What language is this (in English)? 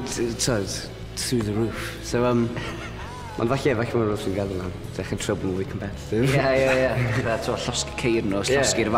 Dutch